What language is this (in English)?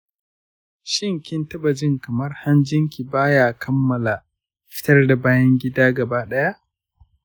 Hausa